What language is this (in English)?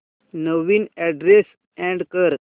Marathi